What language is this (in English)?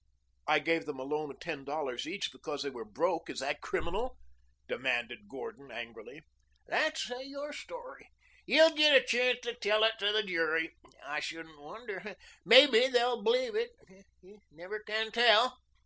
English